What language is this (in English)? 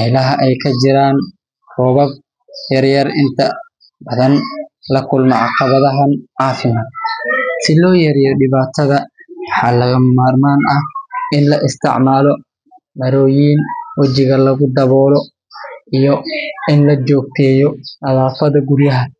Somali